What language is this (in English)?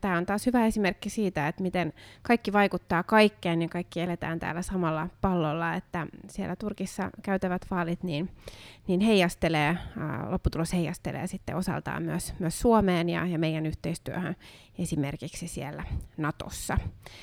Finnish